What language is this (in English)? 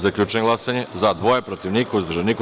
Serbian